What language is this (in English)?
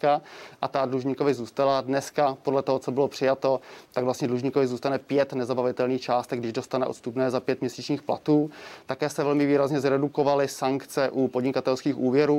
Czech